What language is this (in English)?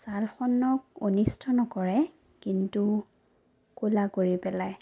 Assamese